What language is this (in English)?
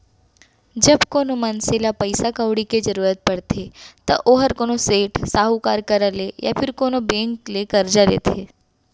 Chhattisgarhi